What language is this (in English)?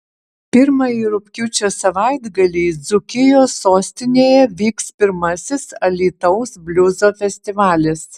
Lithuanian